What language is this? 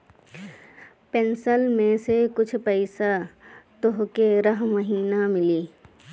Bhojpuri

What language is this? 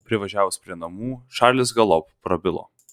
Lithuanian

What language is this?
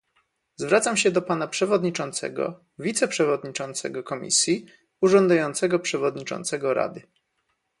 Polish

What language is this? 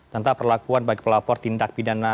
Indonesian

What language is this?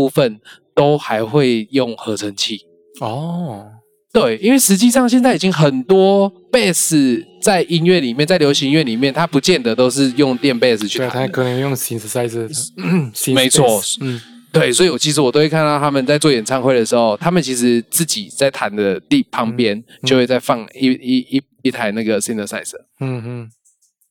Chinese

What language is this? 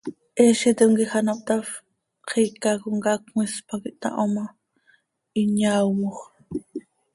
Seri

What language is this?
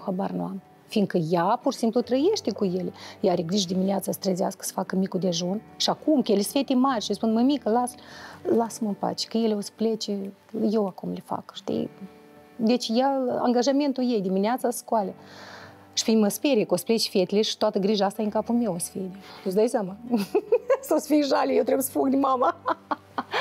Romanian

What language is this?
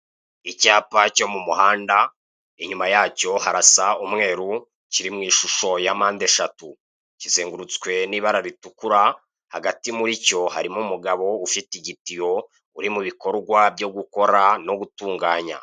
Kinyarwanda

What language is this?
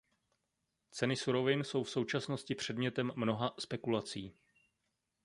Czech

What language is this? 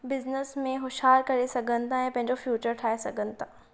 Sindhi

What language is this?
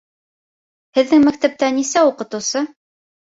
Bashkir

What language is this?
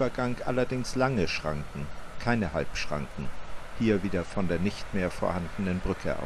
German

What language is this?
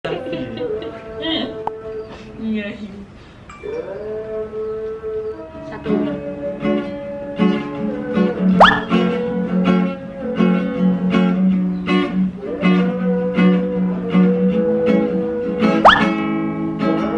Indonesian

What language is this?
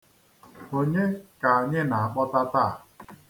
Igbo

